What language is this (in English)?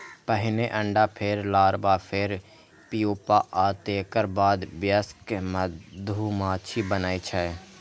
Maithili